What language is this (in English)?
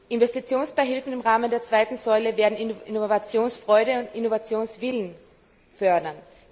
German